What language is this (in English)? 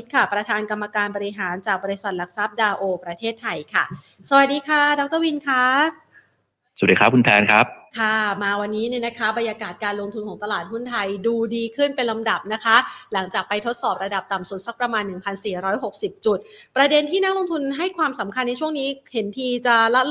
Thai